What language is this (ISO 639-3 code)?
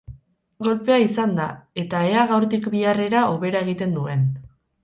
eus